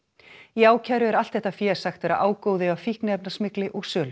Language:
Icelandic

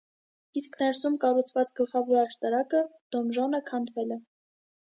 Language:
Armenian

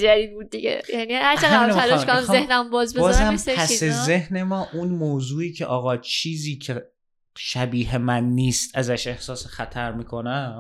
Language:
Persian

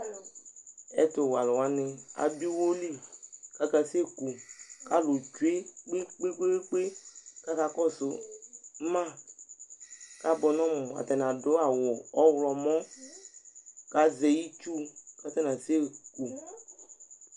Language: Ikposo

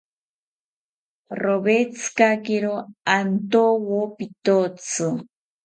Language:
South Ucayali Ashéninka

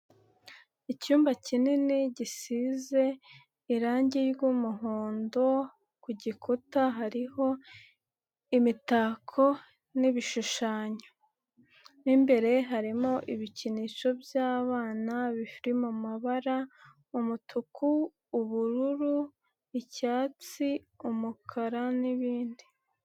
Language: Kinyarwanda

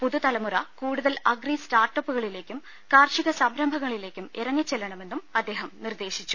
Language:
Malayalam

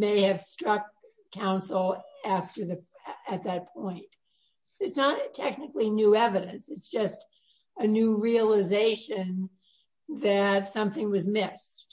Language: English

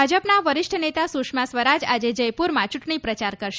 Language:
Gujarati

